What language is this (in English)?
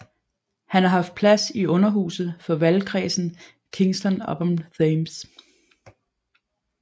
Danish